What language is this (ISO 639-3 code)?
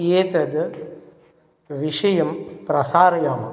san